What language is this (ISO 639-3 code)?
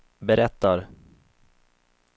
swe